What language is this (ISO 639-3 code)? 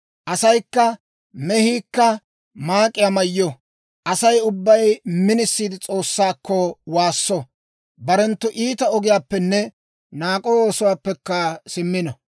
dwr